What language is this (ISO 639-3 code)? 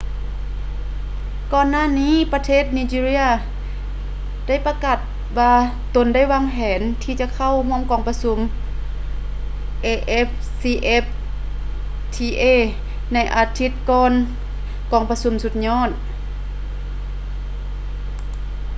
lao